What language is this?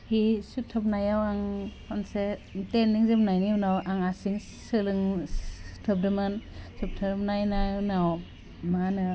Bodo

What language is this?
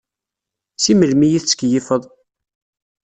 Kabyle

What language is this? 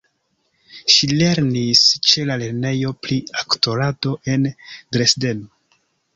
Esperanto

